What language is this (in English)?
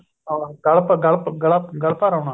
Punjabi